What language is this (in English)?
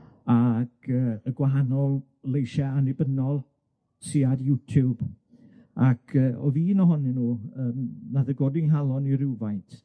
Welsh